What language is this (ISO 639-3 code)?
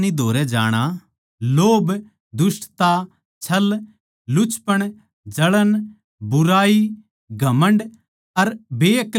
bgc